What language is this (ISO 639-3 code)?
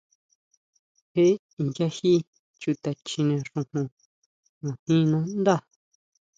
mau